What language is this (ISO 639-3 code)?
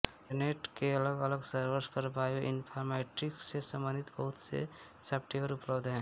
hin